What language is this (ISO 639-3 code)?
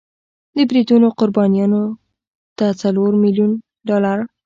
pus